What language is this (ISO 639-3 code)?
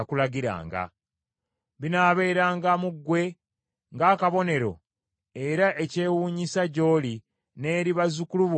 lug